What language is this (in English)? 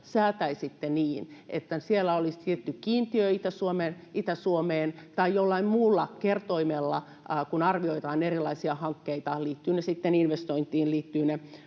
Finnish